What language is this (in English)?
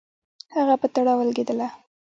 Pashto